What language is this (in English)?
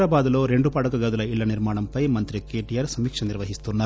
Telugu